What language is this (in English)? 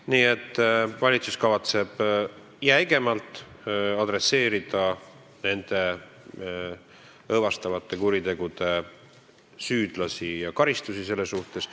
Estonian